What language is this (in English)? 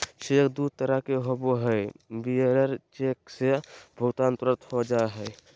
Magahi